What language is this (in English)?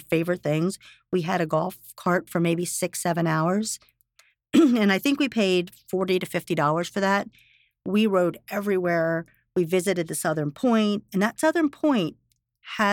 English